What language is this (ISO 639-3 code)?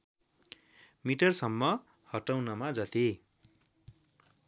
nep